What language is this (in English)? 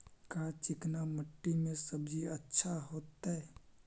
Magahi